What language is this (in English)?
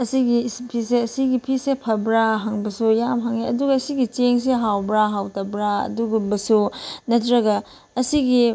Manipuri